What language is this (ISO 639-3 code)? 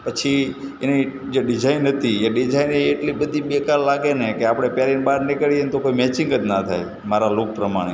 guj